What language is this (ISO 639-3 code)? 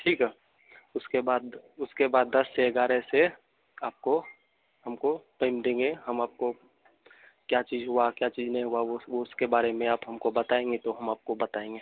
hin